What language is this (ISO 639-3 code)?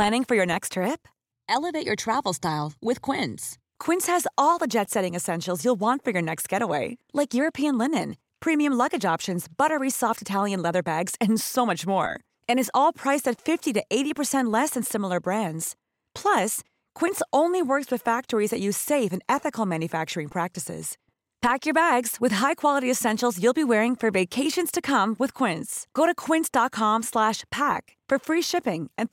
fas